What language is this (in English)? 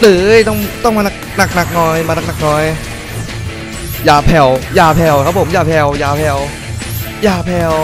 Thai